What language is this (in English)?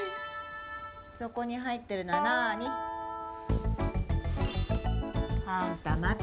Japanese